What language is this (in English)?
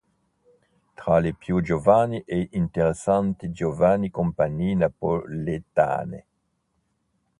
Italian